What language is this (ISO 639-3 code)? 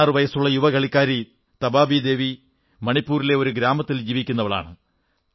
mal